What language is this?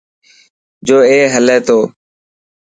Dhatki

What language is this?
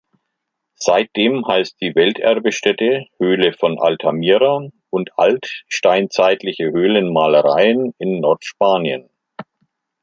German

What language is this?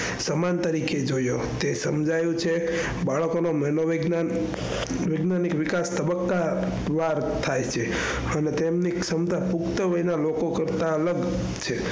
Gujarati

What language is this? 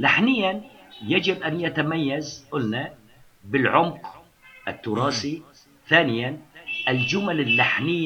Arabic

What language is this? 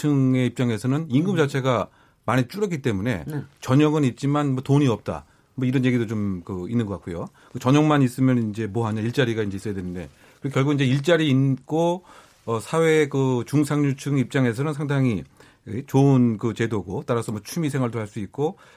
Korean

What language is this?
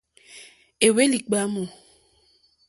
Mokpwe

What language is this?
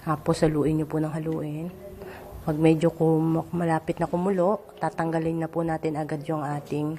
Filipino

